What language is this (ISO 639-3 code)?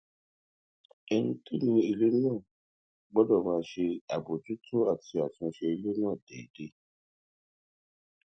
yor